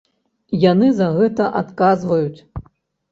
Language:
Belarusian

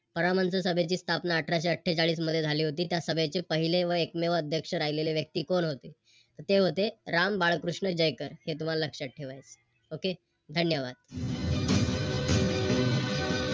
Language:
Marathi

